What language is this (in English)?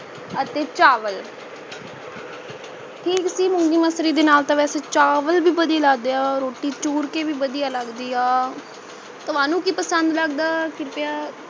Punjabi